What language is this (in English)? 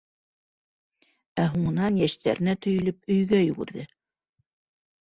Bashkir